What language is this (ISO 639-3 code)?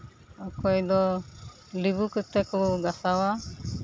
sat